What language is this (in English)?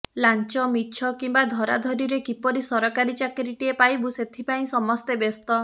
Odia